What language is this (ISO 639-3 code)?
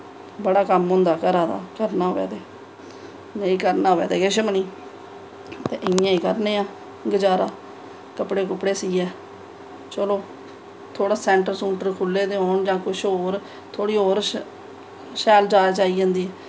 doi